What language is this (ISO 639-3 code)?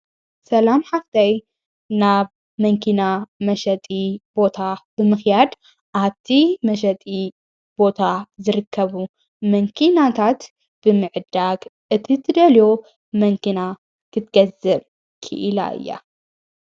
tir